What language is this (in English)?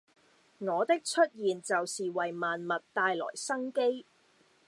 Cantonese